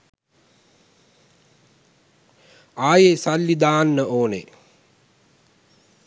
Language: Sinhala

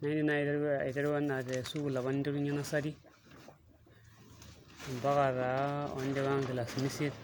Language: Masai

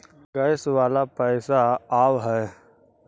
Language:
Magahi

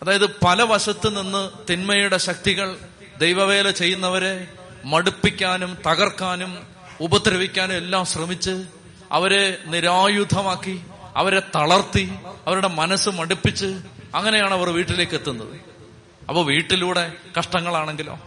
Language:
Malayalam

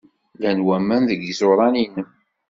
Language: Kabyle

